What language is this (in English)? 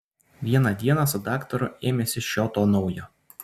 Lithuanian